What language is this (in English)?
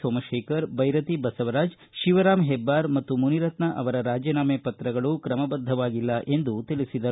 Kannada